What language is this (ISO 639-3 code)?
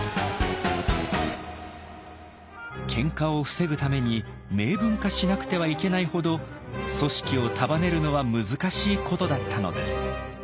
jpn